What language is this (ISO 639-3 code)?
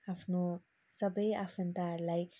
nep